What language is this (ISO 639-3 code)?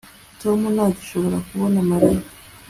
kin